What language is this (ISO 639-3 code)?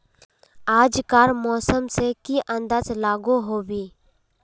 mag